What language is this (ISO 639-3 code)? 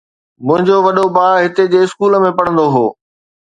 snd